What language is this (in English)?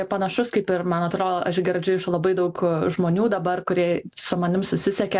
Lithuanian